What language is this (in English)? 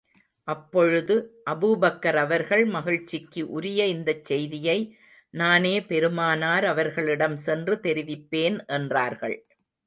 Tamil